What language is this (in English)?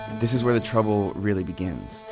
English